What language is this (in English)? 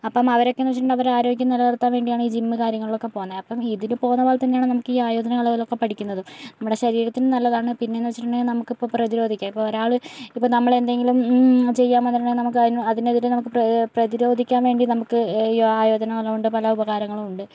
Malayalam